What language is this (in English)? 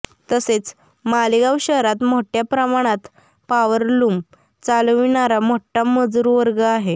Marathi